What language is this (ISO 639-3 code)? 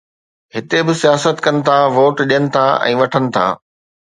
snd